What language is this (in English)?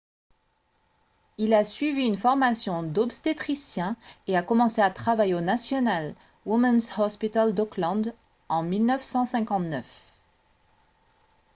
French